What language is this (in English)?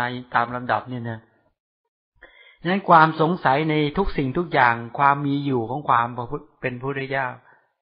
Thai